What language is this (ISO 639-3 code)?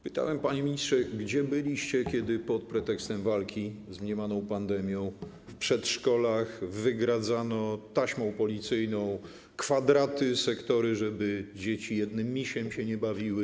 pol